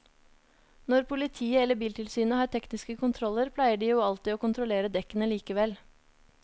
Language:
Norwegian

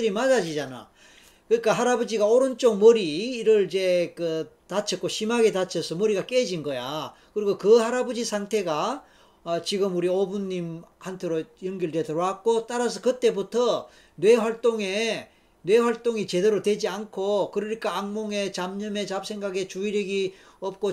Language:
Korean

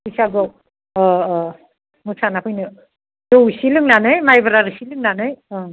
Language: Bodo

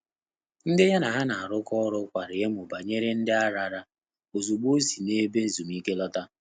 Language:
Igbo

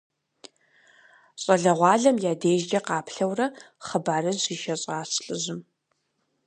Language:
Kabardian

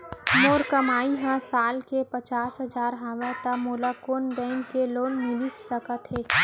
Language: Chhattisgarhi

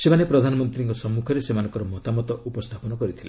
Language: Odia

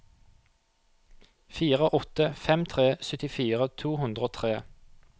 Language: Norwegian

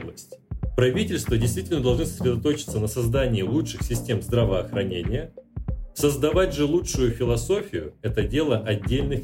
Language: Russian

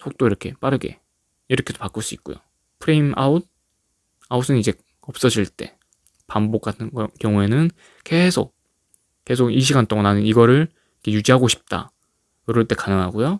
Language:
Korean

